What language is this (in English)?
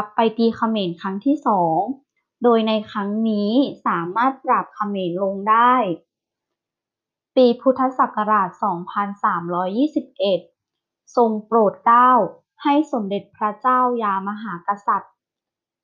Thai